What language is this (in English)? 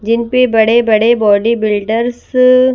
Hindi